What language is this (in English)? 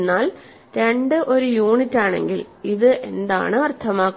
Malayalam